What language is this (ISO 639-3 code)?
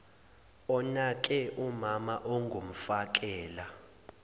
zul